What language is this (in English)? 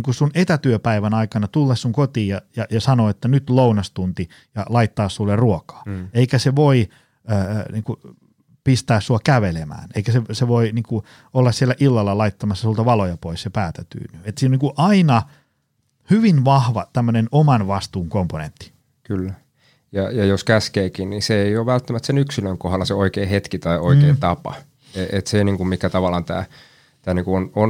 Finnish